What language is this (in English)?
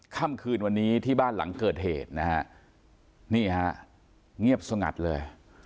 Thai